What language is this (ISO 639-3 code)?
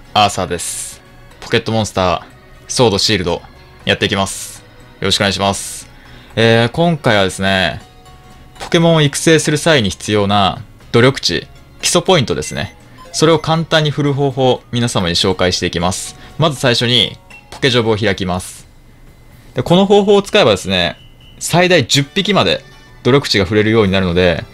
jpn